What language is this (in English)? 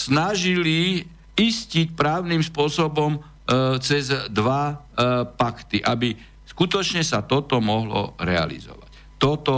Slovak